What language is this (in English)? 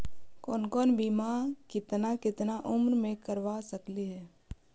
Magahi